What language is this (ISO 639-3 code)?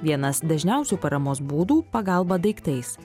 lit